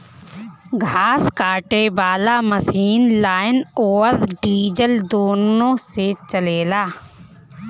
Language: Bhojpuri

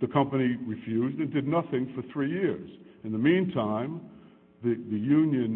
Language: English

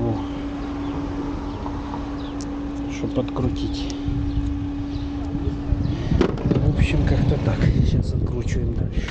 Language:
Russian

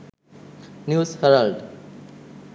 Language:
Sinhala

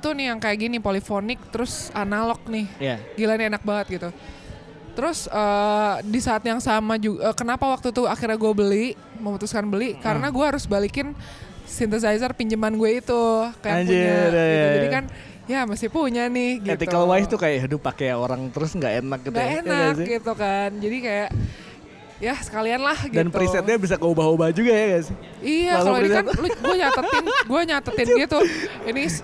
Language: Indonesian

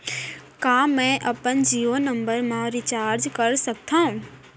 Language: Chhattisgarhi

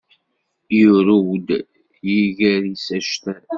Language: Kabyle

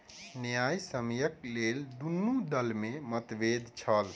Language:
Maithili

